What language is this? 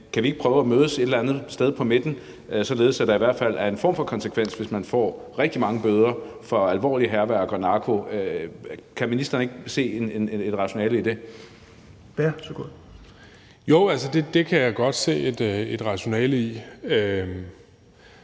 Danish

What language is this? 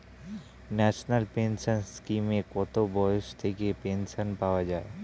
Bangla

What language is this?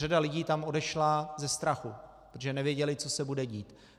Czech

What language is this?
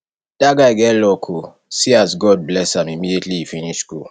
Nigerian Pidgin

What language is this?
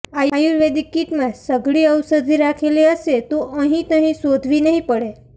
Gujarati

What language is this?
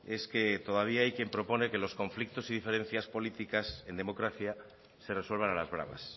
Spanish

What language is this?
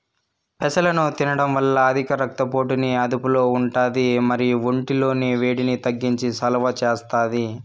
Telugu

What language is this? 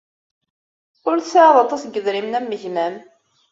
Kabyle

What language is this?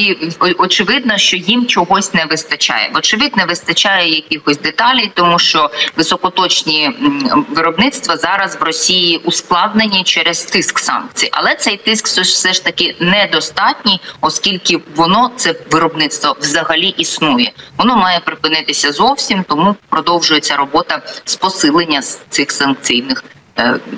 Ukrainian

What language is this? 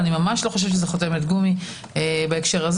Hebrew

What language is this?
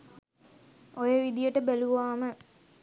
Sinhala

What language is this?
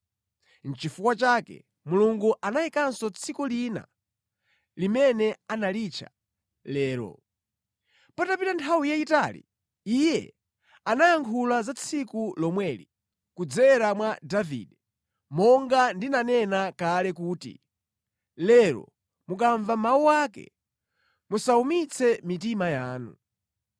Nyanja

